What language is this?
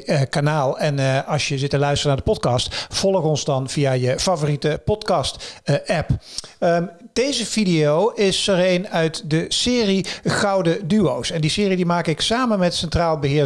Dutch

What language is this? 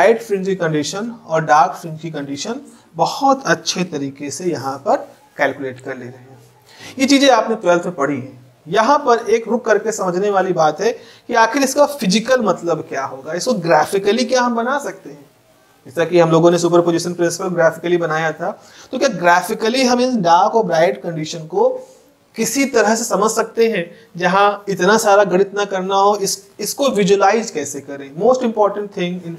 Hindi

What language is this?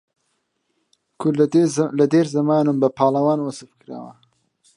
Central Kurdish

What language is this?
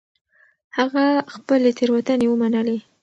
Pashto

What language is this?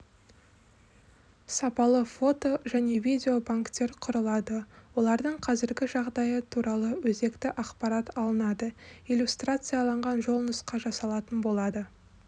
Kazakh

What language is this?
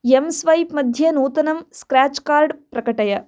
Sanskrit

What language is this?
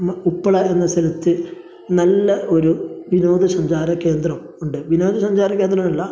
Malayalam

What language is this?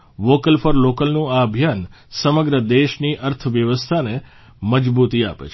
Gujarati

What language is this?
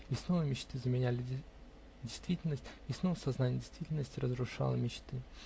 Russian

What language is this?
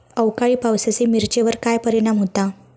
Marathi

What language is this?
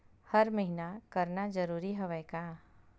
Chhattisgarhi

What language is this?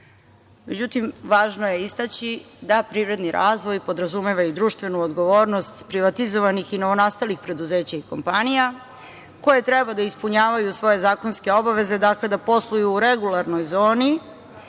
Serbian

